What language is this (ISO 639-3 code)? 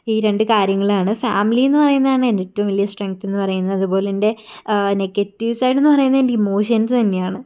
mal